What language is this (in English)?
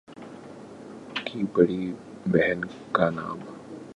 Urdu